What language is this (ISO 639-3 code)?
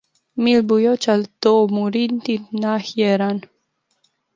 ron